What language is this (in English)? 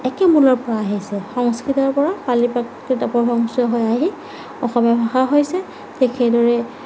Assamese